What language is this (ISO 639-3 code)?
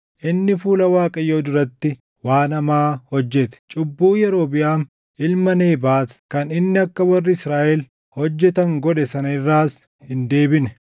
orm